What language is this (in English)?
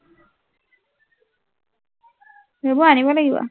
Assamese